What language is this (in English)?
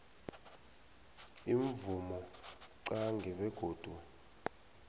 South Ndebele